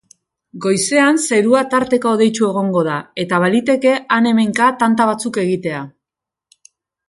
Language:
Basque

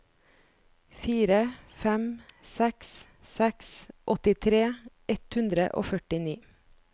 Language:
Norwegian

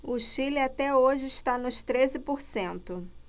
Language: Portuguese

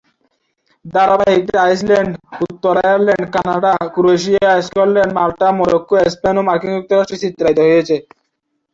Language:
Bangla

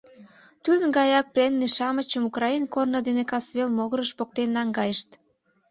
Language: Mari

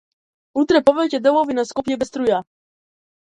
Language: Macedonian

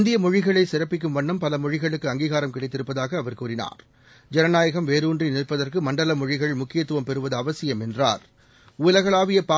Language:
Tamil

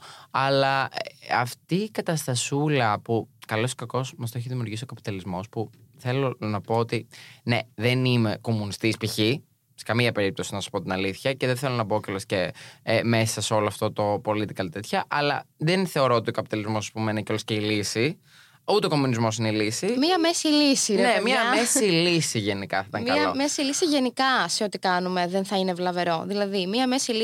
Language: Greek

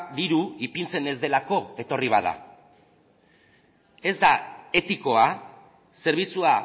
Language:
Basque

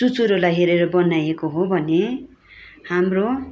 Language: Nepali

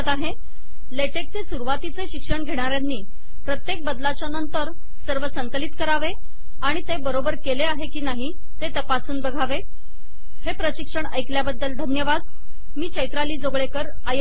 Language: Marathi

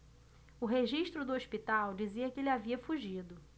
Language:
Portuguese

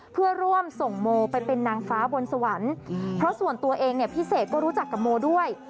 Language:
Thai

